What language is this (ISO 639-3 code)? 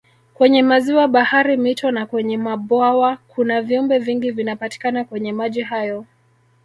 swa